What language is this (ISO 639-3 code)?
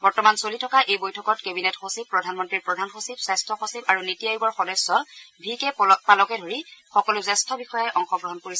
asm